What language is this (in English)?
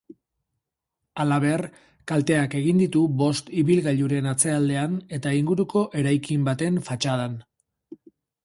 Basque